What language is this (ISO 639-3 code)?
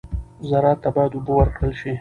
pus